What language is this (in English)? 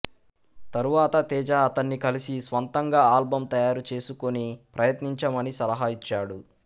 Telugu